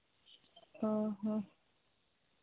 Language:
Santali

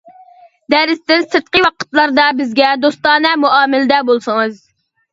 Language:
Uyghur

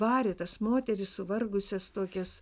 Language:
Lithuanian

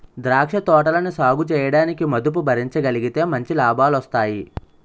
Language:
Telugu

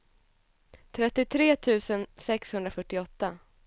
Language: Swedish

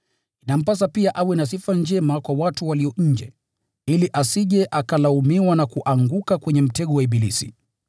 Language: Swahili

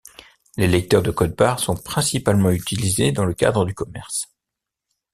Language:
French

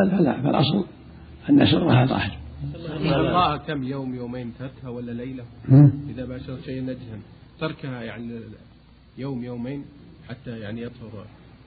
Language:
Arabic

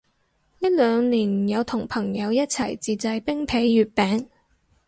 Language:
Cantonese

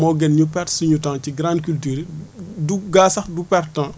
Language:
Wolof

